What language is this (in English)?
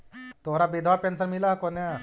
Magahi